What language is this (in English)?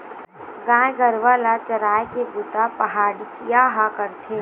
Chhattisgarhi